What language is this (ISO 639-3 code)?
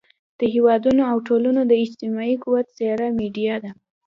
pus